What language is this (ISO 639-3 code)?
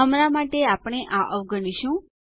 guj